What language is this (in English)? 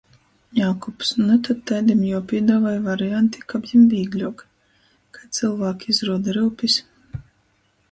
Latgalian